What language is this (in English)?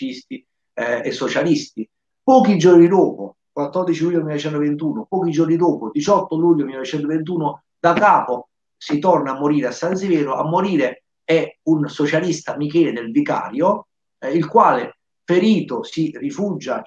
Italian